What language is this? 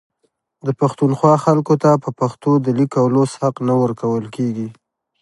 Pashto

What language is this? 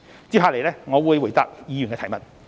Cantonese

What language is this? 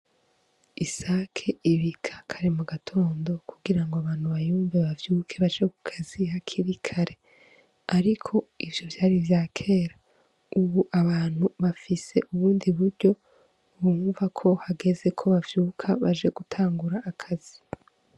Rundi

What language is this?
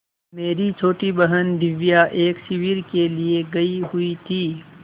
Hindi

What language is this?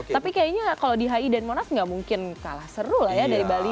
Indonesian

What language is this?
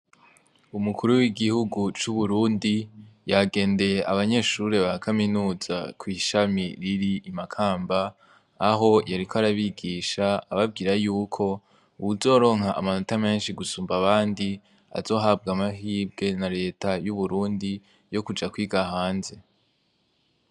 Rundi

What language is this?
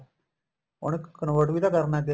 Punjabi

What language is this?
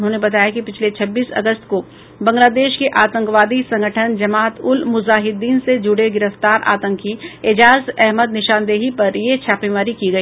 Hindi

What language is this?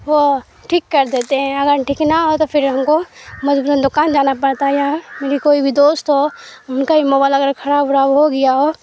Urdu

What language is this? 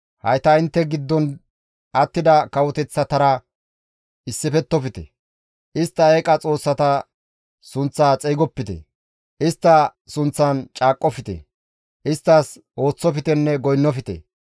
Gamo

